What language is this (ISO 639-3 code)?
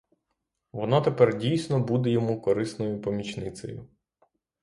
ukr